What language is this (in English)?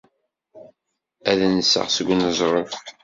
Kabyle